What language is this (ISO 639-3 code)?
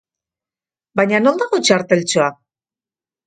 eus